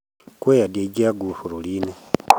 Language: Kikuyu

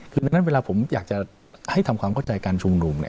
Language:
Thai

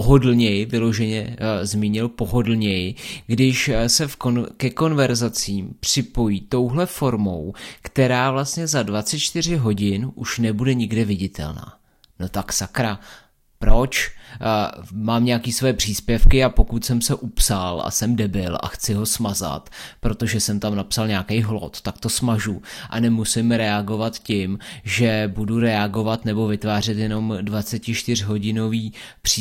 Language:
Czech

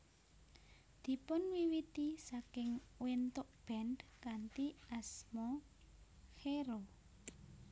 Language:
Javanese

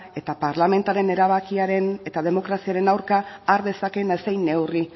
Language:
Basque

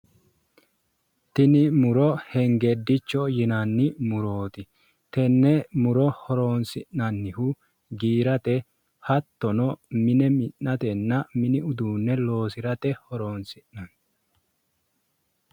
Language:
Sidamo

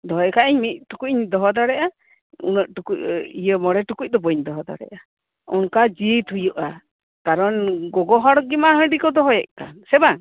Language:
Santali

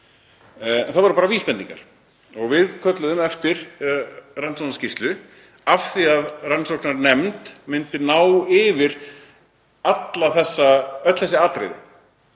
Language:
Icelandic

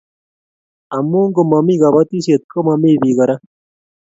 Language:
Kalenjin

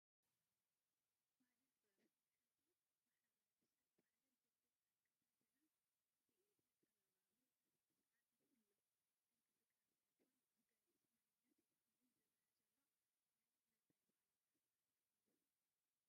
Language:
Tigrinya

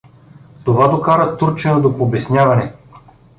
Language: Bulgarian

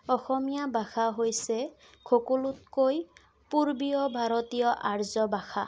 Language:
Assamese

